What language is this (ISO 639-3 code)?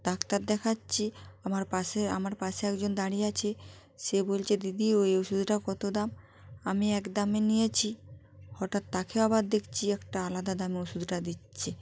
ben